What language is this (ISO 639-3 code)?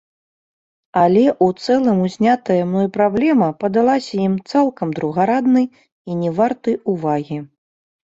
bel